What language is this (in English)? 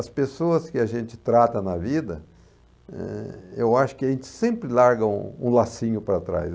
Portuguese